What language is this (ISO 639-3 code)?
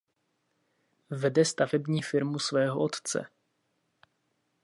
ces